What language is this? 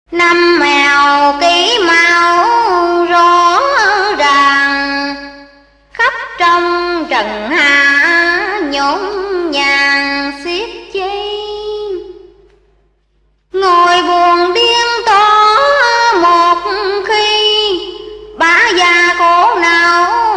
Vietnamese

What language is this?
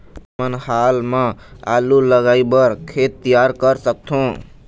Chhattisgarhi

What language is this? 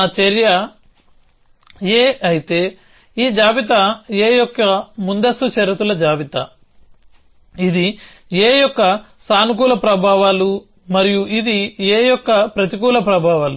Telugu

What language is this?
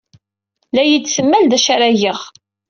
Kabyle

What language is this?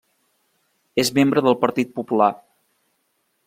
Catalan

